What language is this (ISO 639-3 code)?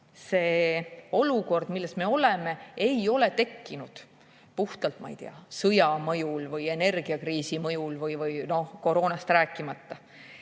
est